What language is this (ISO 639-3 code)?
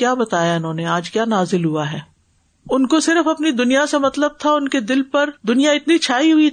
urd